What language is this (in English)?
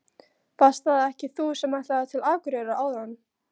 Icelandic